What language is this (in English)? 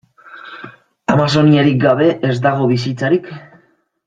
Basque